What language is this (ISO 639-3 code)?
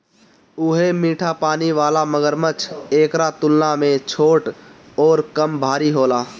bho